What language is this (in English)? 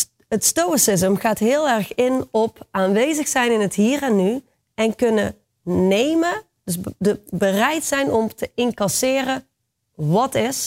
Dutch